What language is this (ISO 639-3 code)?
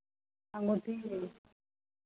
mai